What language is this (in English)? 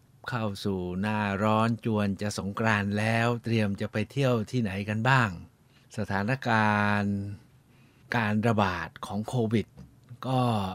Thai